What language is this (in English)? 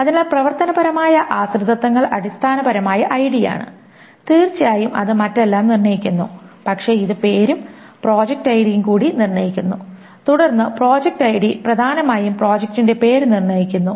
Malayalam